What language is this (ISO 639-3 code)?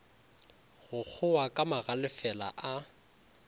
nso